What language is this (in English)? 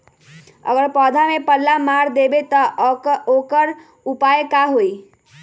Magahi